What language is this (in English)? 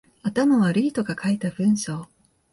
Japanese